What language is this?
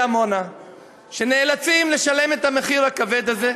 Hebrew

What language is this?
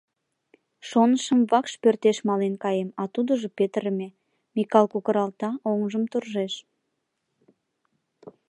Mari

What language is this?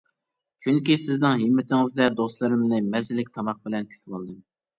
Uyghur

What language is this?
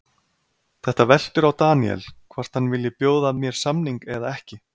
Icelandic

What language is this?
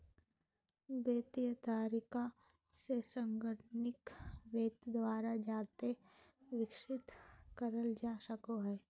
Magahi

